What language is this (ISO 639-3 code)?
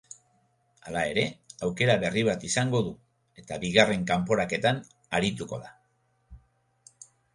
eus